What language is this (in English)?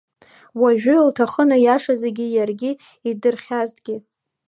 Abkhazian